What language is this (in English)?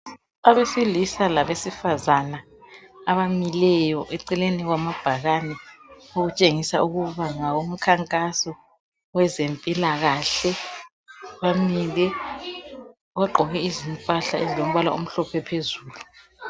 North Ndebele